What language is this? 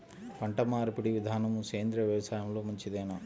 Telugu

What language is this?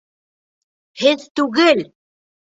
Bashkir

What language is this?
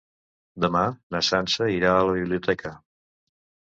Catalan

